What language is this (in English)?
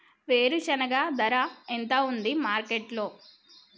Telugu